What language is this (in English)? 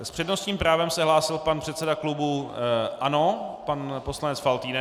Czech